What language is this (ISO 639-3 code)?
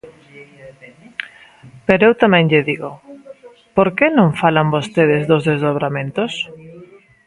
glg